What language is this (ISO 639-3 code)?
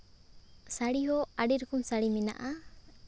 sat